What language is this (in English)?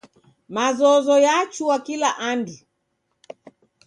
Taita